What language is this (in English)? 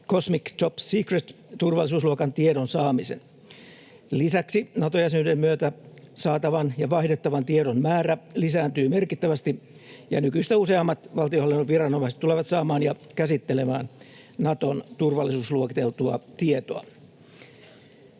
Finnish